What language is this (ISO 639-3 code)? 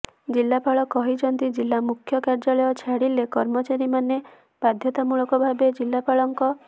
ori